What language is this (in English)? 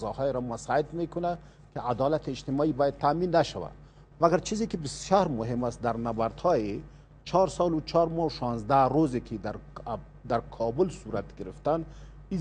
Persian